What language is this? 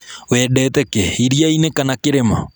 Kikuyu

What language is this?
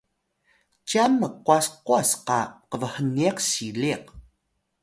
Atayal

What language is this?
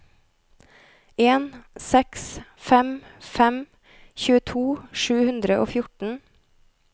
Norwegian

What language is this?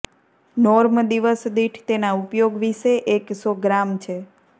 Gujarati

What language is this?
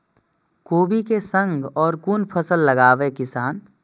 Maithili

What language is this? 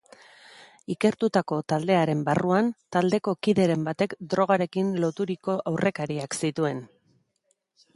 Basque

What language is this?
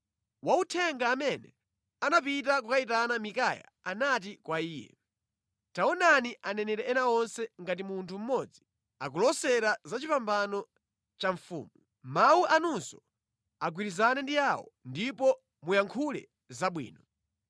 Nyanja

